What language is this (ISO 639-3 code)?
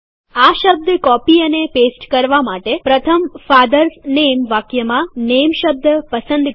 guj